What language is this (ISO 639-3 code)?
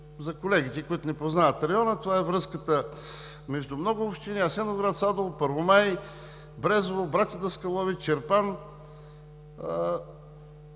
bul